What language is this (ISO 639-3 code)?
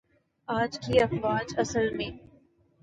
urd